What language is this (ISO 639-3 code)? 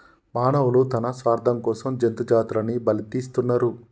tel